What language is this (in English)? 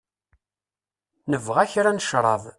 Kabyle